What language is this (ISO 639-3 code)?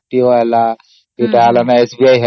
ori